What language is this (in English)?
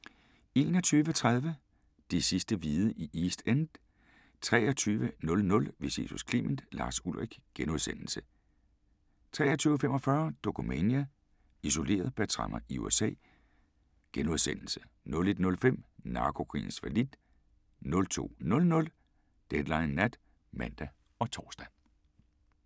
Danish